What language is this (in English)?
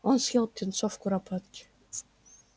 Russian